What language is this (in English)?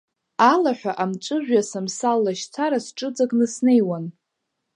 Abkhazian